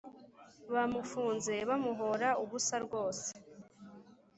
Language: Kinyarwanda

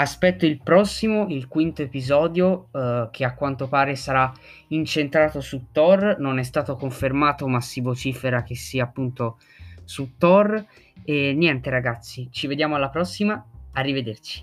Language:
Italian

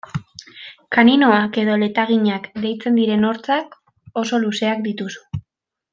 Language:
Basque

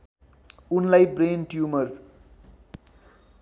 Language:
Nepali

